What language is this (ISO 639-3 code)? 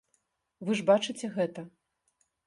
bel